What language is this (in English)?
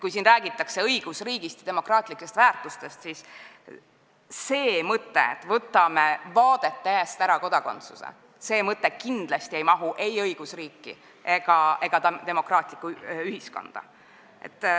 Estonian